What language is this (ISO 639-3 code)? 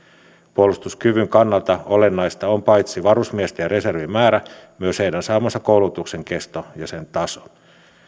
fin